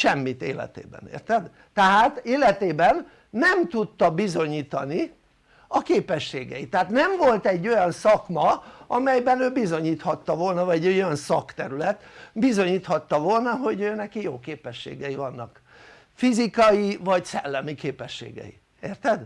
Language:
Hungarian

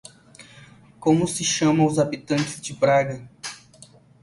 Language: Portuguese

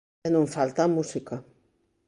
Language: Galician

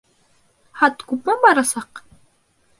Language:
Bashkir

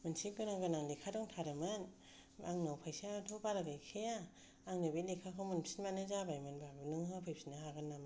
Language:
Bodo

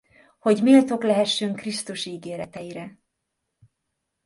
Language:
Hungarian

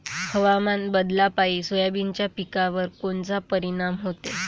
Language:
Marathi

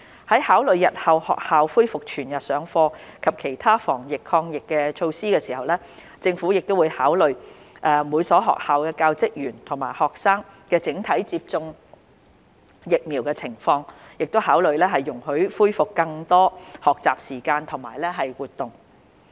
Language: Cantonese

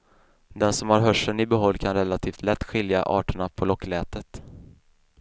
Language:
Swedish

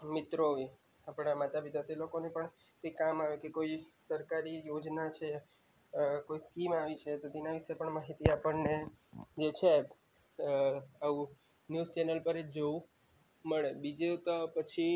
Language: Gujarati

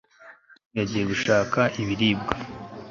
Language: Kinyarwanda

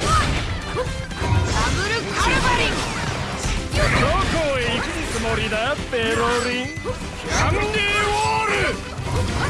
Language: Japanese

